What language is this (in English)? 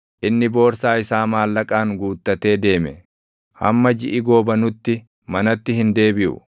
Oromo